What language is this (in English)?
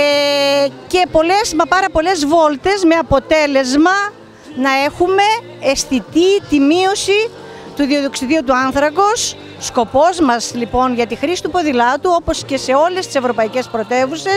Greek